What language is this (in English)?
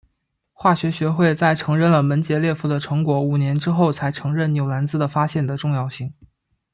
Chinese